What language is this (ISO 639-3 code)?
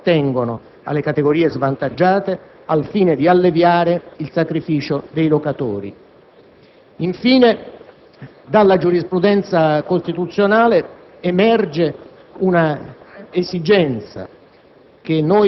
ita